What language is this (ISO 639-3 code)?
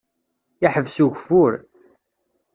kab